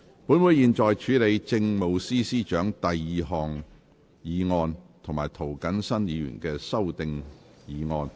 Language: Cantonese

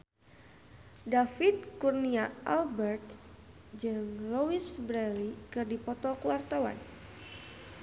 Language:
Sundanese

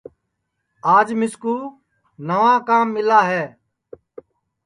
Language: Sansi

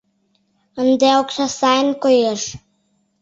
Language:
Mari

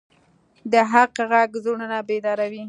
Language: Pashto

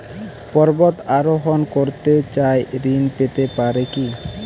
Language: Bangla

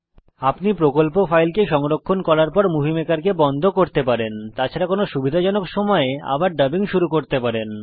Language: Bangla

